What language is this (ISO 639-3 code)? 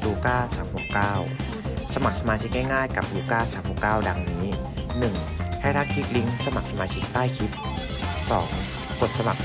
tha